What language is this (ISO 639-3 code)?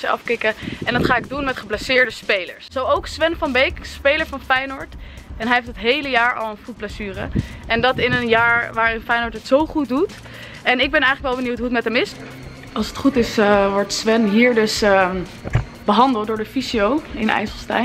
nld